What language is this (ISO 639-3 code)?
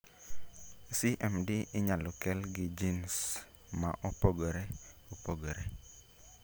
luo